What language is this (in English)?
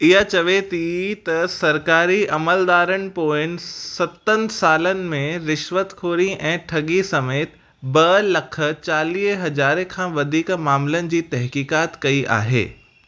Sindhi